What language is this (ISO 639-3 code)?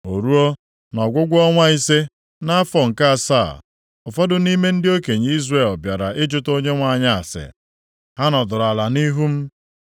ibo